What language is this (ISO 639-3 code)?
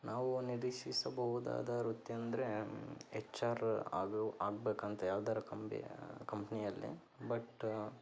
kan